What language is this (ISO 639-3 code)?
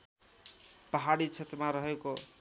nep